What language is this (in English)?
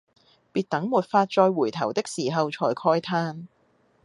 Cantonese